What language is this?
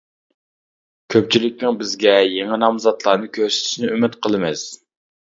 Uyghur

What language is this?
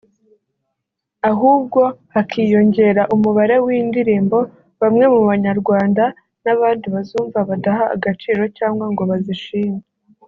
Kinyarwanda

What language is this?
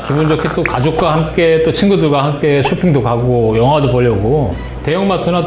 Korean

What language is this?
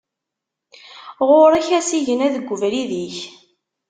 Kabyle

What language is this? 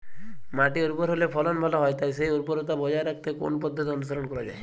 Bangla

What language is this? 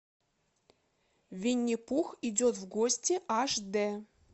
Russian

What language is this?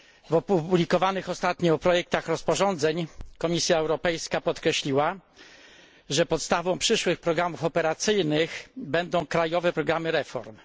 Polish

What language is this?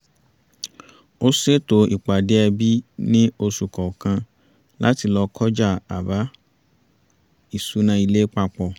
Yoruba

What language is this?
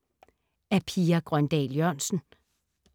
Danish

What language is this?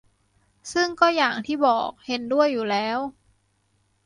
Thai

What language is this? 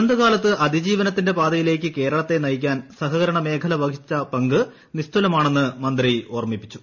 Malayalam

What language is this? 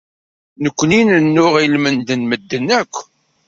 Kabyle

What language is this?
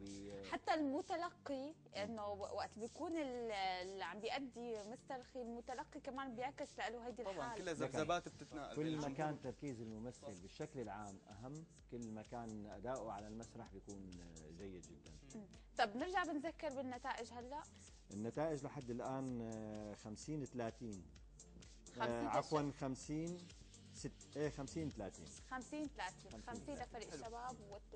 Arabic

